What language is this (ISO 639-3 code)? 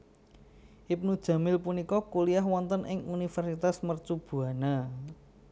jav